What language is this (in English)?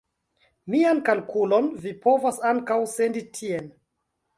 Esperanto